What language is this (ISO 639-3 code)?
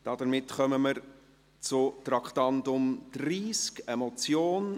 gsw